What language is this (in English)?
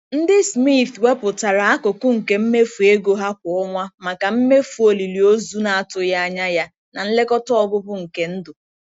Igbo